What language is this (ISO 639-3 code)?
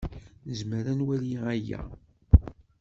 kab